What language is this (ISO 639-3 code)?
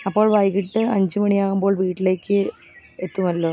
mal